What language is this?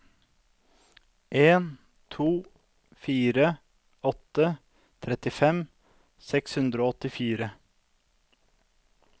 Norwegian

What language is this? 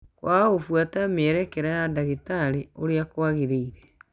Kikuyu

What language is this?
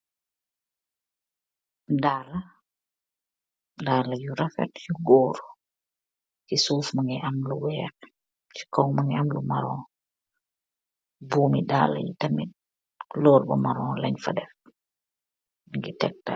Wolof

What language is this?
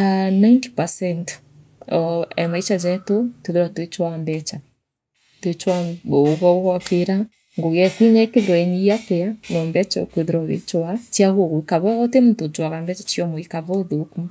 Meru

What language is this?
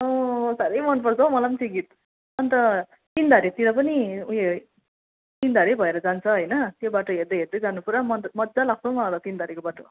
Nepali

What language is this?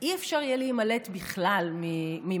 Hebrew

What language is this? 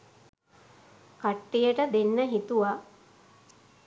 Sinhala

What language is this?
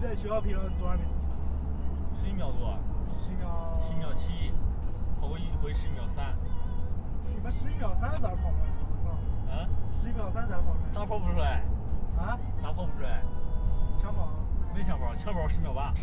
Chinese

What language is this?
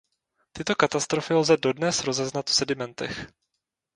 Czech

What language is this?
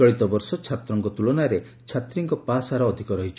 Odia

